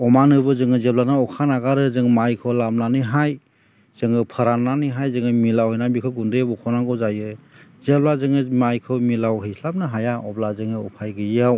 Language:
Bodo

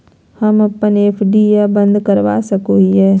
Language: Magahi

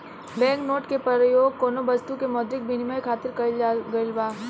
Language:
Bhojpuri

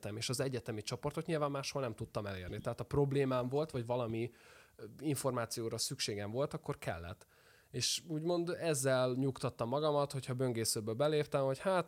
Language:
Hungarian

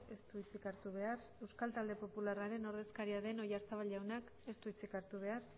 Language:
Basque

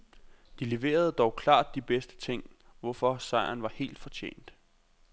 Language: Danish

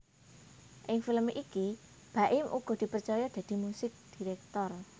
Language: Javanese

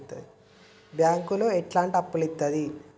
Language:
Telugu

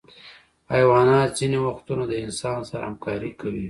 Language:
Pashto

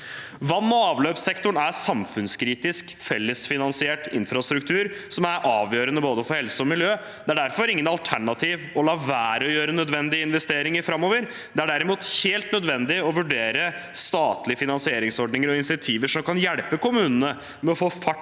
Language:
Norwegian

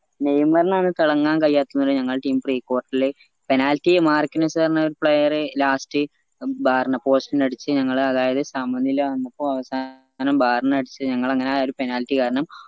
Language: Malayalam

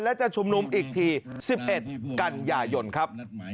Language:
Thai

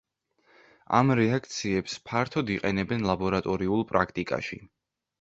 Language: Georgian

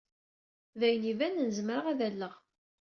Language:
Kabyle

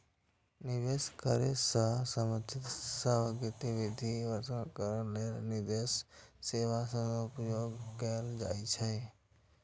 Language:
Maithili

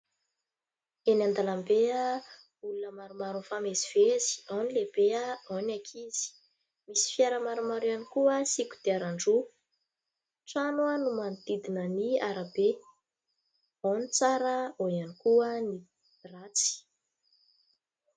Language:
Malagasy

